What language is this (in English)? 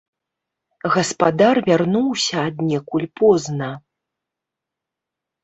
Belarusian